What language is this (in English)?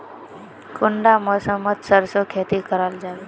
Magahi